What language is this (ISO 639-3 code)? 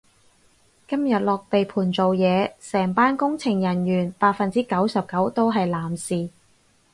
yue